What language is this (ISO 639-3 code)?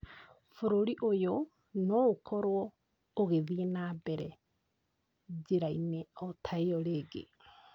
kik